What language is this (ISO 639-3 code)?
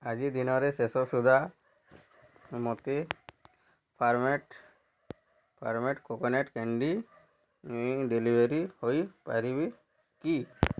ori